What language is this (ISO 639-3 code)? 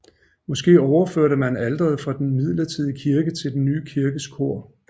dan